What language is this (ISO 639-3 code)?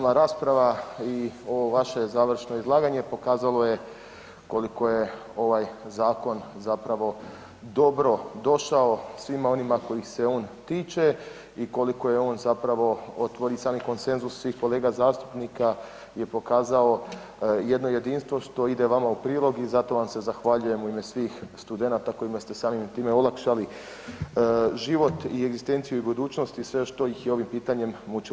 hrv